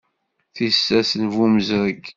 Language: Kabyle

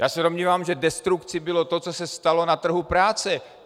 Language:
Czech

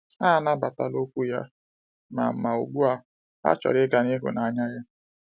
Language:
Igbo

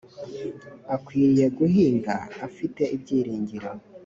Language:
Kinyarwanda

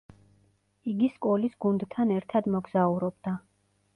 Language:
Georgian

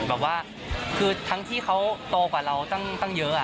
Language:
Thai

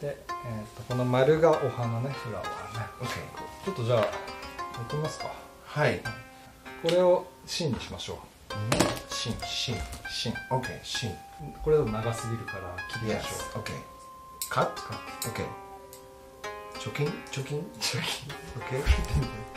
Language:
Japanese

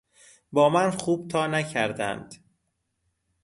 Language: Persian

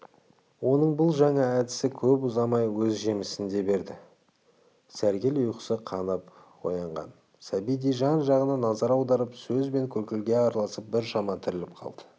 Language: Kazakh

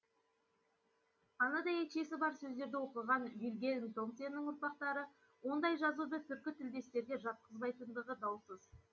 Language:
Kazakh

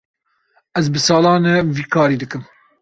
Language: Kurdish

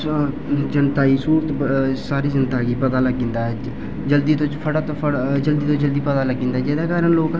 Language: Dogri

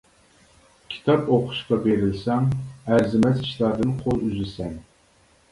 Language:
Uyghur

